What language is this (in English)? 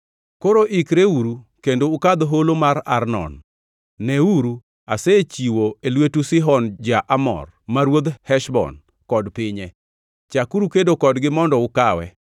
Luo (Kenya and Tanzania)